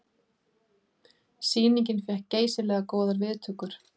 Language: Icelandic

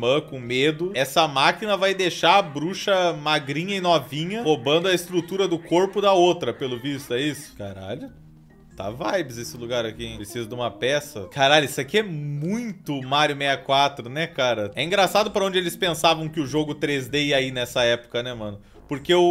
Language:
Portuguese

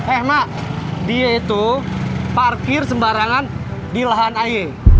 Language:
Indonesian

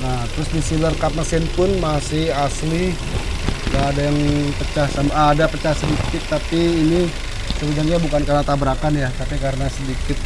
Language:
Indonesian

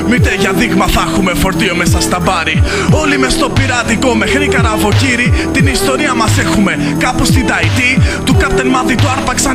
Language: Greek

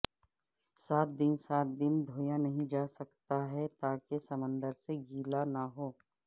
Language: Urdu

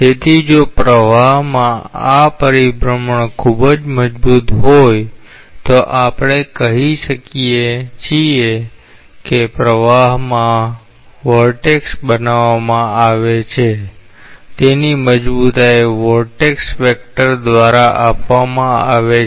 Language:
Gujarati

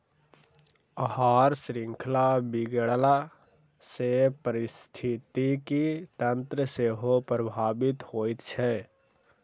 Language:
Maithili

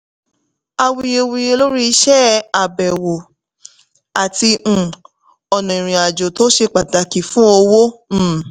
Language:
Yoruba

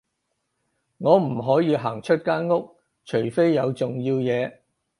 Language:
Cantonese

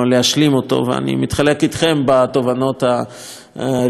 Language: Hebrew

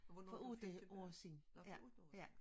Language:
Danish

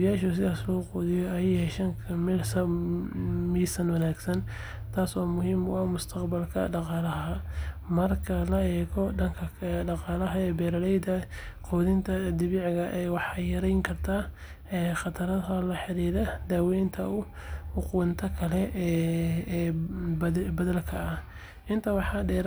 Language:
Somali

